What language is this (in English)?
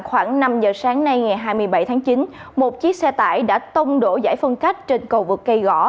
Vietnamese